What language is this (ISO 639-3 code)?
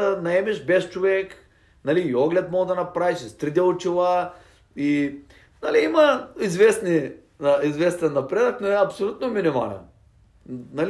bul